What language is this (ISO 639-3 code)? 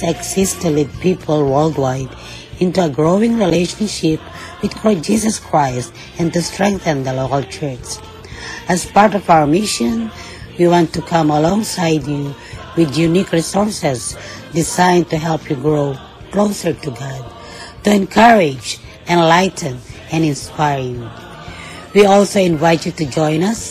fil